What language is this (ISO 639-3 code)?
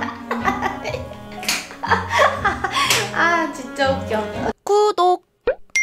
kor